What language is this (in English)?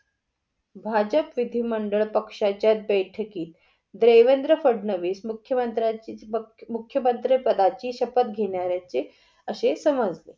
Marathi